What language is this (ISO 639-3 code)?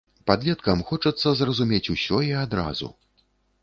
bel